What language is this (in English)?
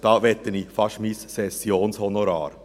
Swiss German